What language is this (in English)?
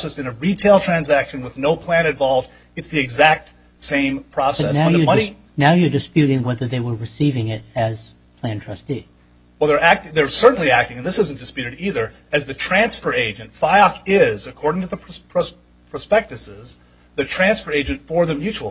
English